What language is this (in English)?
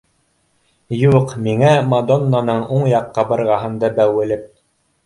Bashkir